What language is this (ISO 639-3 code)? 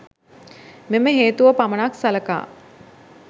sin